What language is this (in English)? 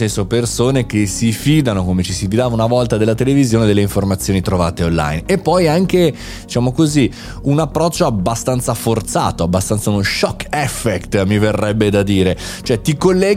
Italian